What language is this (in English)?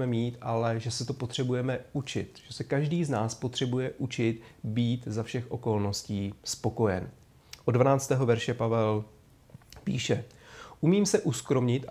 Czech